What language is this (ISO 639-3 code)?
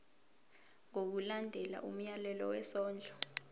zul